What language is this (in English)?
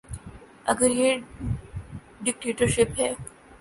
Urdu